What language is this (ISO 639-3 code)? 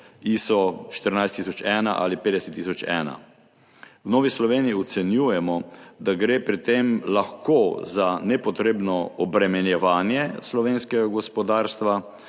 slv